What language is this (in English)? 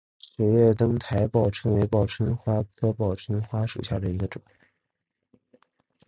Chinese